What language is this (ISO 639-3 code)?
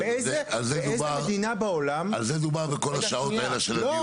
heb